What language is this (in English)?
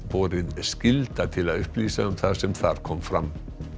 Icelandic